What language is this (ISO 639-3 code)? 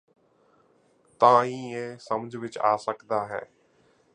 pan